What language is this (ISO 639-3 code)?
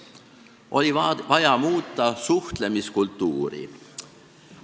est